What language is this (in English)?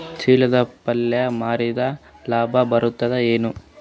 Kannada